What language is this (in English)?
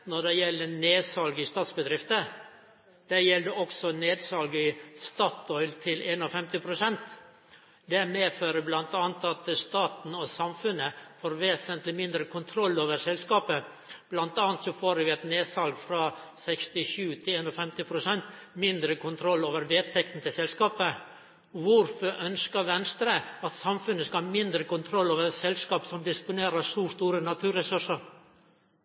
Norwegian Nynorsk